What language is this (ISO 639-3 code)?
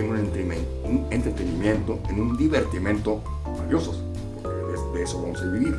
spa